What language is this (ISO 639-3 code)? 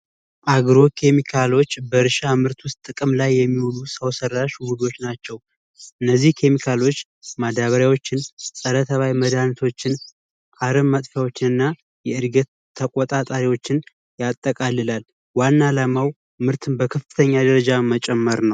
amh